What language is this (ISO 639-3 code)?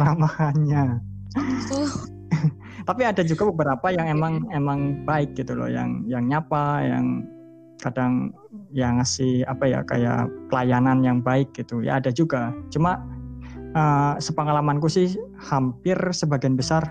ind